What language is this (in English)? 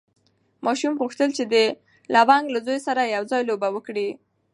Pashto